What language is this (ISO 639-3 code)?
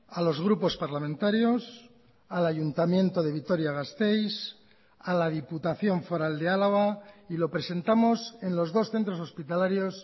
spa